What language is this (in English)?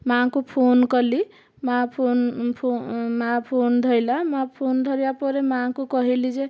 Odia